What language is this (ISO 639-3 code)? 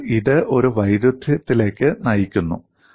mal